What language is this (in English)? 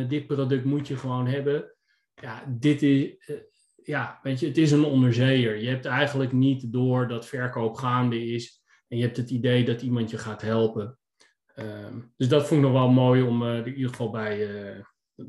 Dutch